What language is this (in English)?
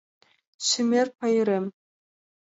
Mari